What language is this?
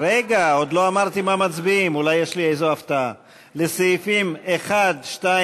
Hebrew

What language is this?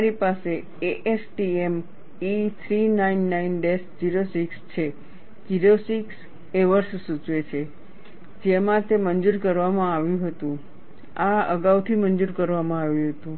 Gujarati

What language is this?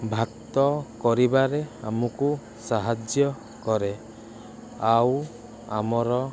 Odia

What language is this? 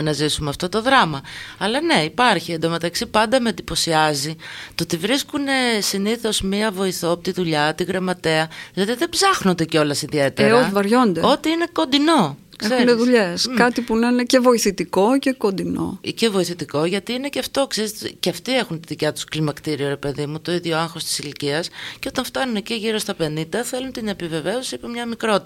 Greek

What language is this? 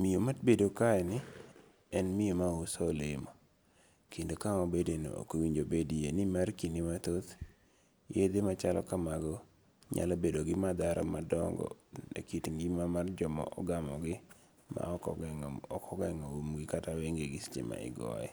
Luo (Kenya and Tanzania)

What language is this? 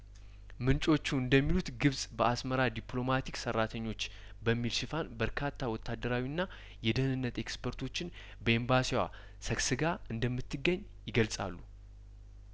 Amharic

